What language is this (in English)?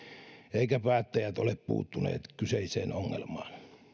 Finnish